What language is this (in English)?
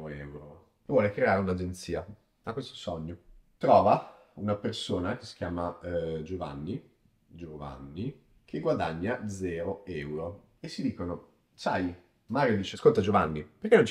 Italian